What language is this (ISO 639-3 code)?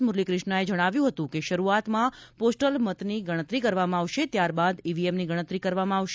guj